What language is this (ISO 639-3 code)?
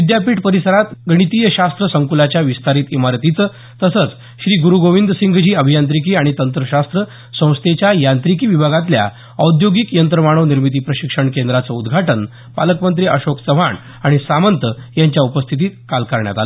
mar